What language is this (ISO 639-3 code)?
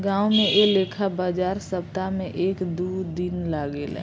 bho